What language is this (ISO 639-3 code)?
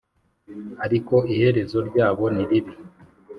kin